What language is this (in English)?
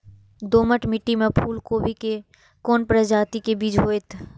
Maithili